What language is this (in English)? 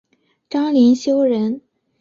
Chinese